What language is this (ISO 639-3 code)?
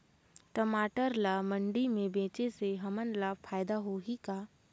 hne